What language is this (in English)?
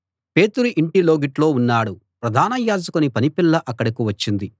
Telugu